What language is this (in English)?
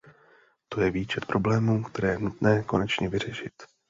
Czech